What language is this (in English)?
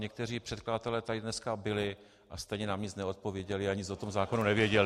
Czech